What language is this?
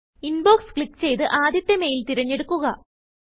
Malayalam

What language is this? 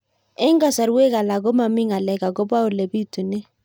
Kalenjin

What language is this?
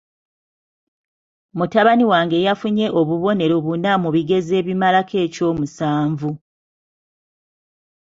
Ganda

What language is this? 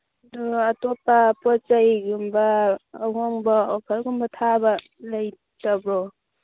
Manipuri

